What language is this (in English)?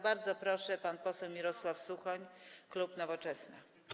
Polish